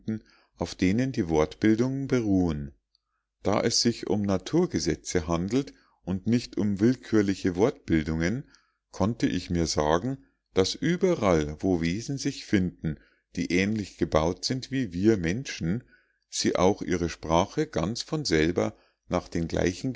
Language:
German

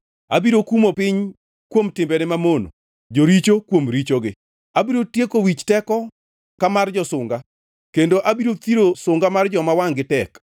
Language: Luo (Kenya and Tanzania)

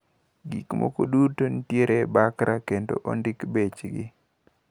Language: Luo (Kenya and Tanzania)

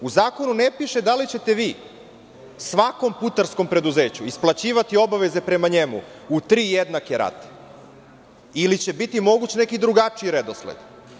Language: Serbian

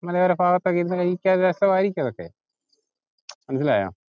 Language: Malayalam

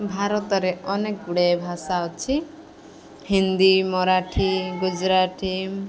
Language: Odia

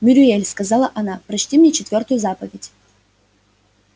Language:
Russian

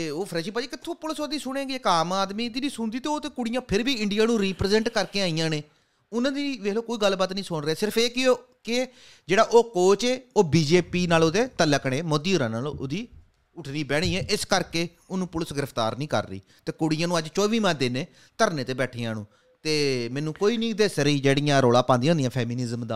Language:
Punjabi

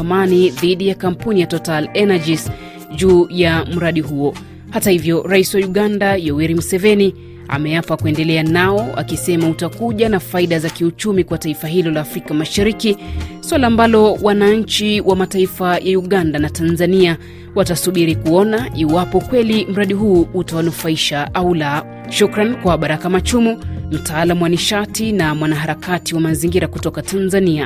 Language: Swahili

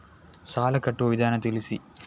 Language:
Kannada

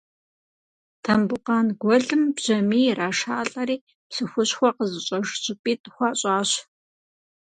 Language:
Kabardian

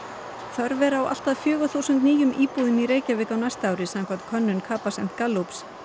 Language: Icelandic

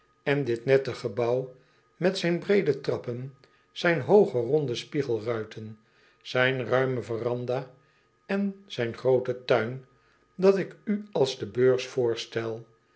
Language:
Dutch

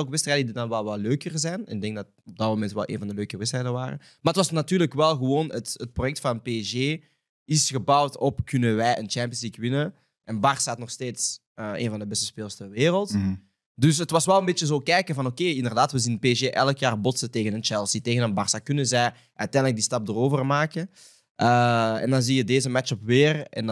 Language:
Dutch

